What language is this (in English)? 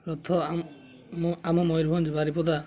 Odia